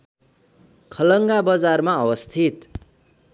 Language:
Nepali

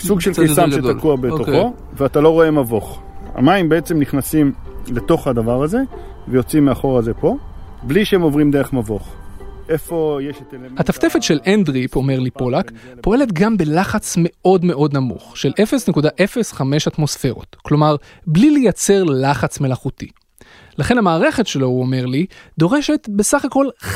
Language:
Hebrew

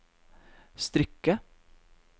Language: Norwegian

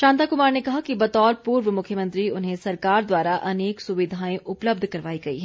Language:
Hindi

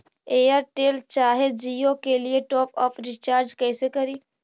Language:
Magahi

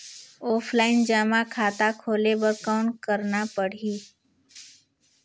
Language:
Chhattisgarhi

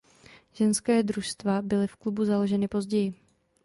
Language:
Czech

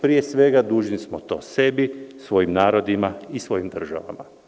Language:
Serbian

